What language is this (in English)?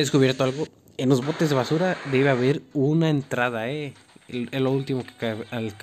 Spanish